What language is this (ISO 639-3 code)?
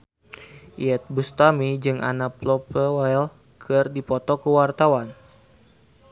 sun